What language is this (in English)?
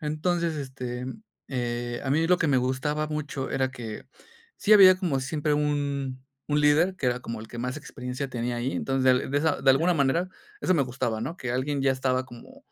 Spanish